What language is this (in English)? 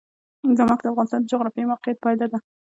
Pashto